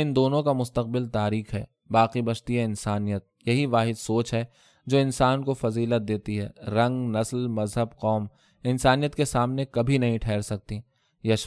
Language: Urdu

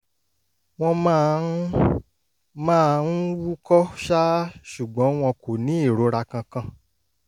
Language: Yoruba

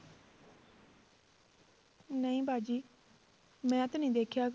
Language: Punjabi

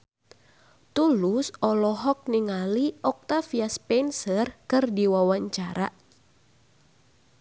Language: Sundanese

